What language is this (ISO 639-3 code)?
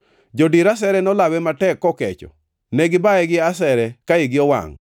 luo